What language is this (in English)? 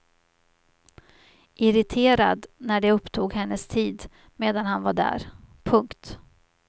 Swedish